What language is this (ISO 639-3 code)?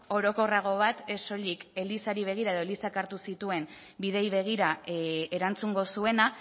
eus